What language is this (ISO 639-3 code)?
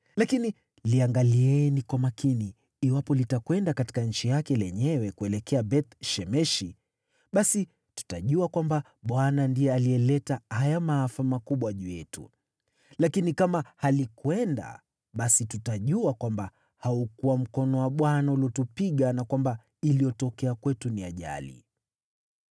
swa